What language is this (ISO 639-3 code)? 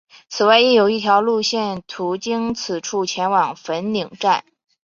zho